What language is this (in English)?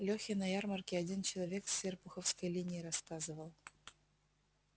Russian